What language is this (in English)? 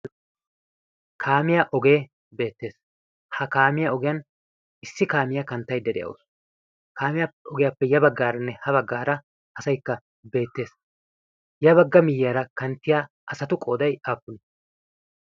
Wolaytta